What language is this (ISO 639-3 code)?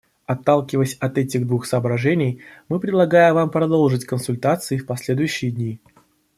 rus